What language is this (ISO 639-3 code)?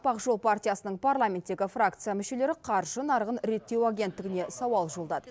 kaz